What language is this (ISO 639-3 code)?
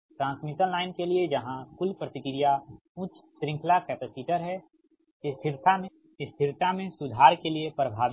hin